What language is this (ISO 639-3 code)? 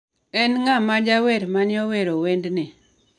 luo